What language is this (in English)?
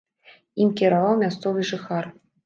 Belarusian